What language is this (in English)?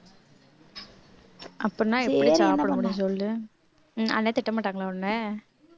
Tamil